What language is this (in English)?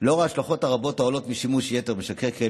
Hebrew